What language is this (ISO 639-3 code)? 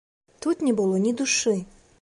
bel